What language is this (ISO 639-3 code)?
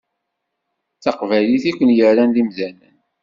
kab